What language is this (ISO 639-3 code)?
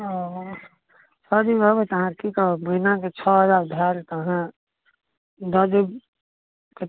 mai